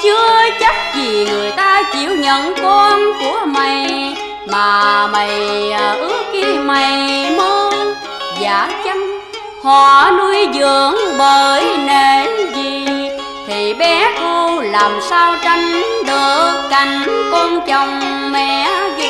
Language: Vietnamese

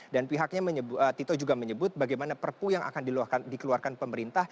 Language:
Indonesian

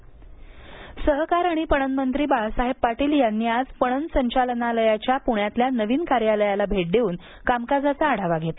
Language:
Marathi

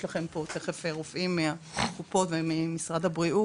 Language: Hebrew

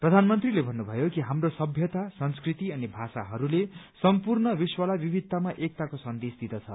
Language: Nepali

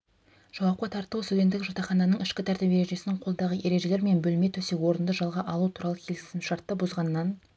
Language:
Kazakh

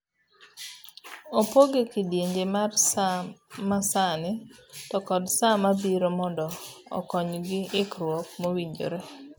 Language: Luo (Kenya and Tanzania)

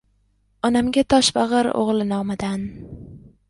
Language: Uzbek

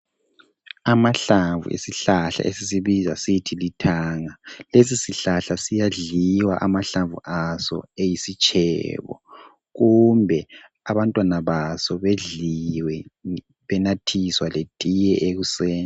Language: North Ndebele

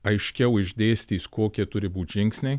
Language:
Lithuanian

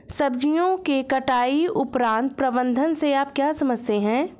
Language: Hindi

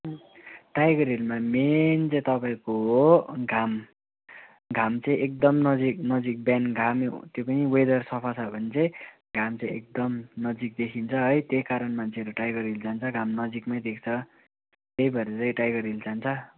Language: Nepali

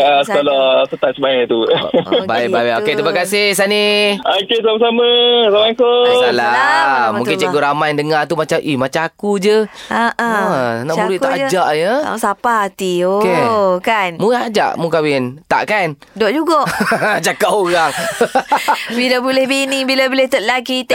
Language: Malay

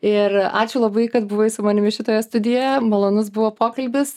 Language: Lithuanian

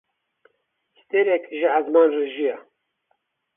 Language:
Kurdish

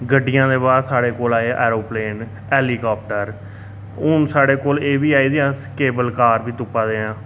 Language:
Dogri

